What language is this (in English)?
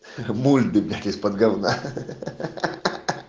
Russian